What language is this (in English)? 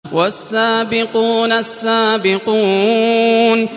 Arabic